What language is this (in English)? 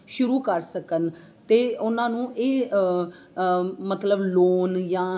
Punjabi